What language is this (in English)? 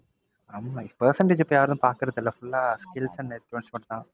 Tamil